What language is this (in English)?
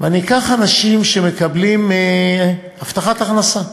Hebrew